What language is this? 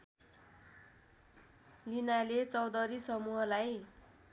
Nepali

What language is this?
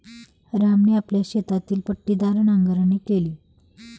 Marathi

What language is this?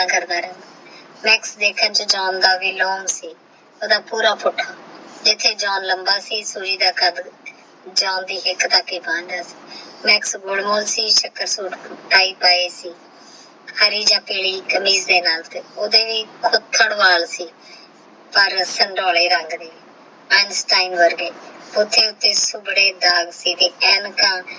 Punjabi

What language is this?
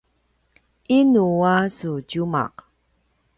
Paiwan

